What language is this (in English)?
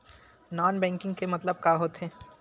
Chhattisgarhi